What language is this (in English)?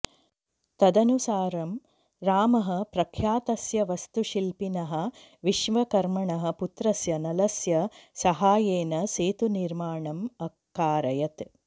Sanskrit